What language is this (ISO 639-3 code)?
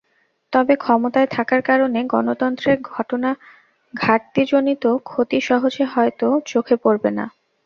ben